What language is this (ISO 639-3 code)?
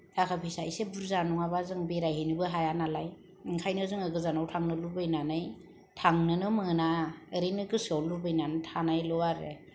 brx